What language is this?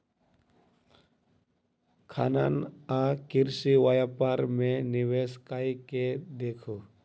Maithili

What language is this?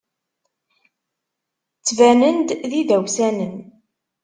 Kabyle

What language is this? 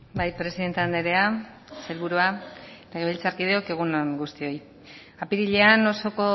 Basque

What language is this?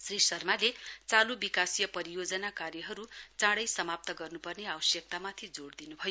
Nepali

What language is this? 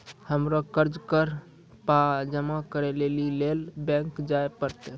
Maithili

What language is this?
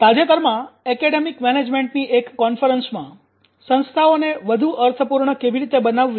Gujarati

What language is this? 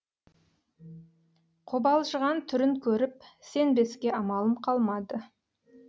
Kazakh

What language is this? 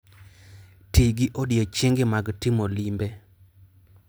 Luo (Kenya and Tanzania)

